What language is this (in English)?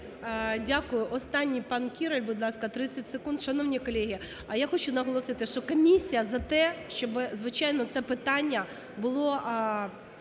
Ukrainian